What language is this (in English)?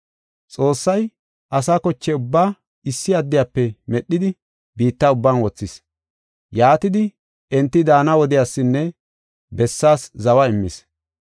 Gofa